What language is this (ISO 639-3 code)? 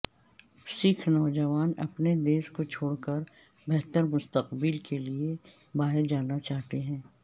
urd